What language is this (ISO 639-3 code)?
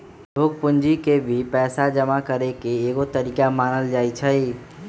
mag